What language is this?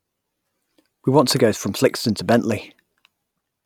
English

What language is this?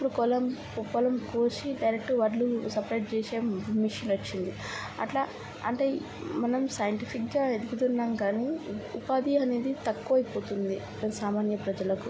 Telugu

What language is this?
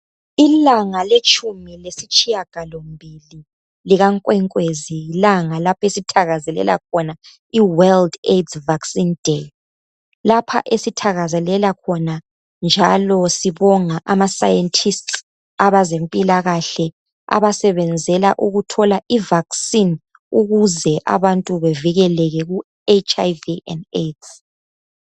North Ndebele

